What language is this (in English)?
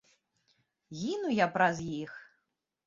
Belarusian